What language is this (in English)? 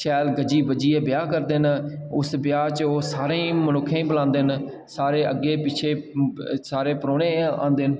Dogri